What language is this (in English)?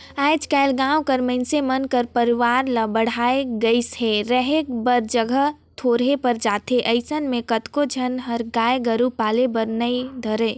Chhattisgarhi